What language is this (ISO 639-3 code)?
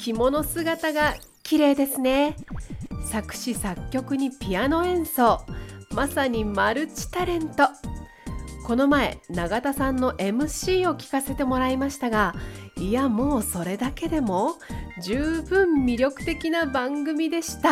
jpn